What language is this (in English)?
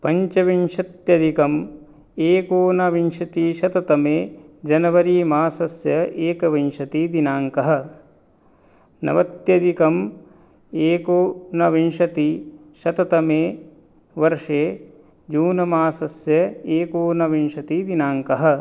Sanskrit